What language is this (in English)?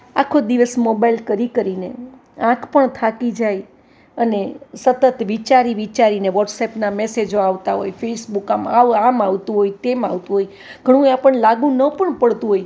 Gujarati